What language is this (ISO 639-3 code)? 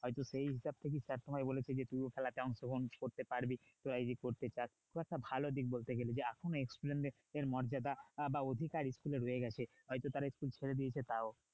ben